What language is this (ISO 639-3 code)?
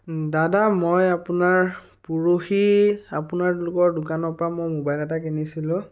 asm